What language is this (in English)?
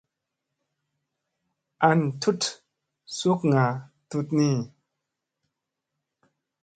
Musey